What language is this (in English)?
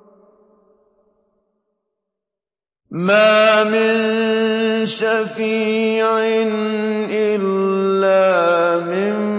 Arabic